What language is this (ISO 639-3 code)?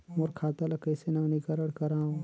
hne